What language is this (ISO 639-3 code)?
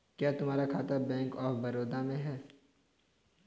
hin